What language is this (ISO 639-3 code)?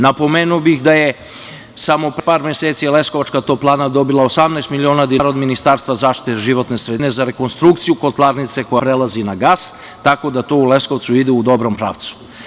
srp